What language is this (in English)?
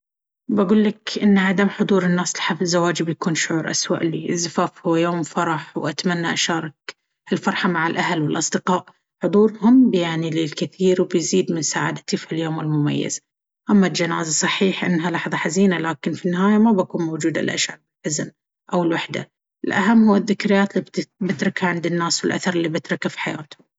Baharna Arabic